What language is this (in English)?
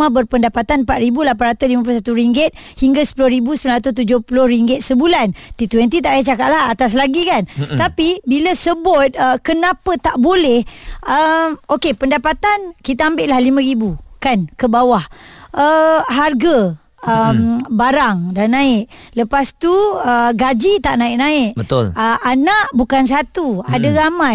Malay